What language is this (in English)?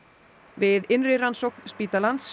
Icelandic